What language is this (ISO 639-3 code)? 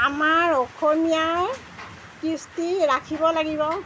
asm